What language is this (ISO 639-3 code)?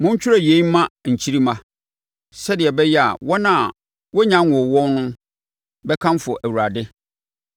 aka